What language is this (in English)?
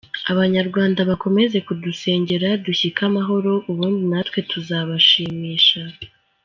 Kinyarwanda